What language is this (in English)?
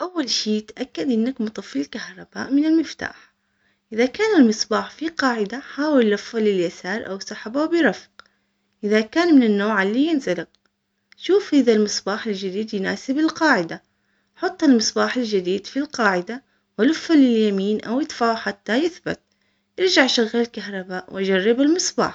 Omani Arabic